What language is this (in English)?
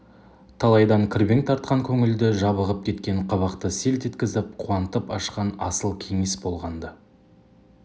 Kazakh